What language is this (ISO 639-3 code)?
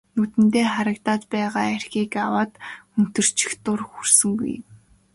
mon